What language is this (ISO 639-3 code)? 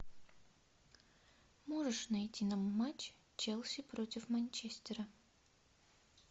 rus